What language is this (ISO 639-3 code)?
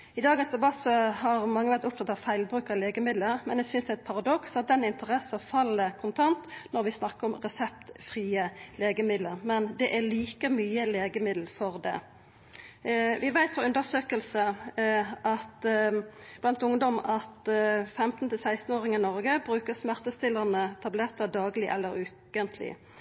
nno